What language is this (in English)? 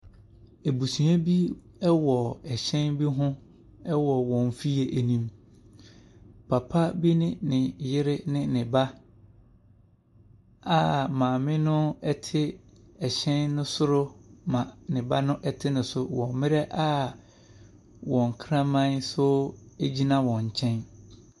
Akan